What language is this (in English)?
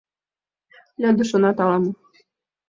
Mari